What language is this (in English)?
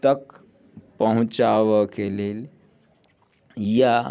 Maithili